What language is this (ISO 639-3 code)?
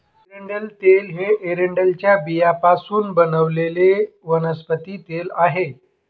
mar